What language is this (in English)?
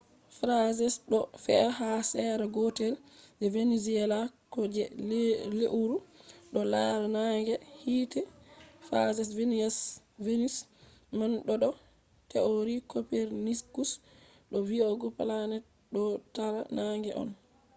Fula